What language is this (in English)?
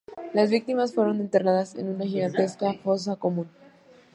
Spanish